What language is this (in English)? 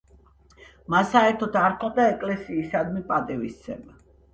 Georgian